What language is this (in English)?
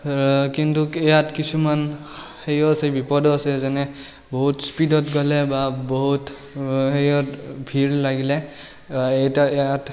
Assamese